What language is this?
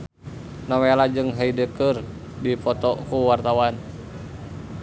Sundanese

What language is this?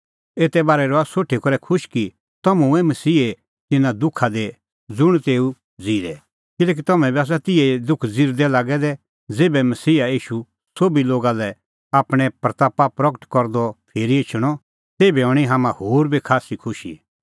Kullu Pahari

